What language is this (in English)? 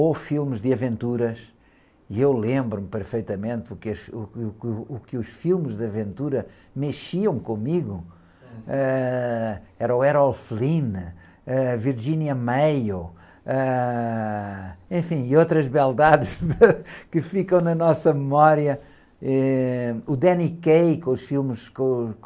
Portuguese